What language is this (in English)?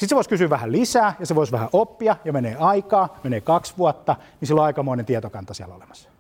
Finnish